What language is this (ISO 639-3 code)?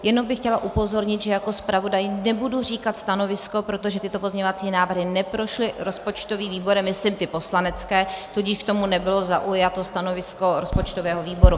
ces